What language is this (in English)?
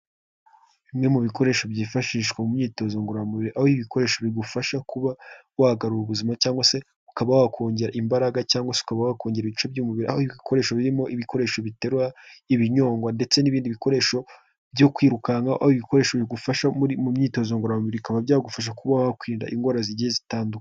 Kinyarwanda